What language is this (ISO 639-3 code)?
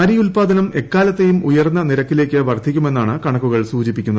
mal